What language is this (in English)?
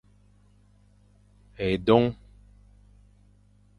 Fang